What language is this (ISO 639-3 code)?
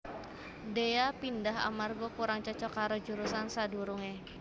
jav